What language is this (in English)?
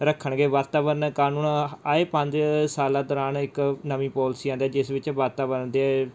Punjabi